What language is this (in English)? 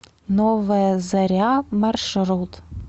Russian